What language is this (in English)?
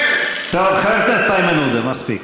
Hebrew